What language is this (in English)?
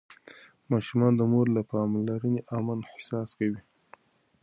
Pashto